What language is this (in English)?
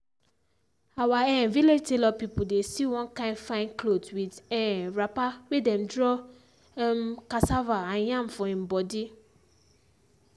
Nigerian Pidgin